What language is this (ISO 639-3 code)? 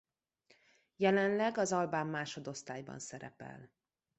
hun